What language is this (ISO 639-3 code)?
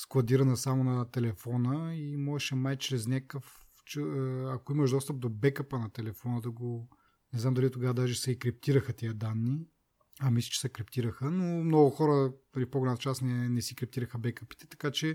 bul